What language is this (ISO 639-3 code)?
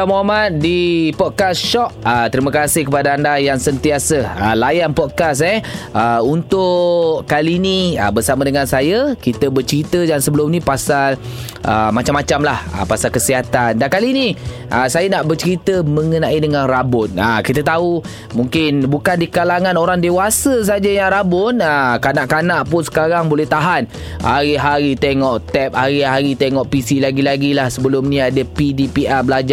msa